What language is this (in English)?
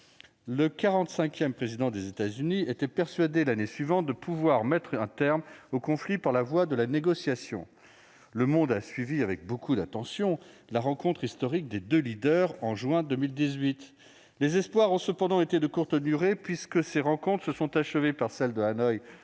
French